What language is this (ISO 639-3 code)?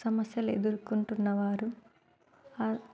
tel